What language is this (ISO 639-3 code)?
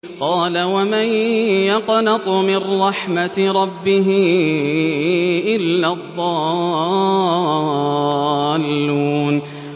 ara